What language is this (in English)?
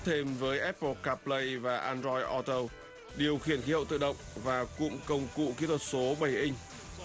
Vietnamese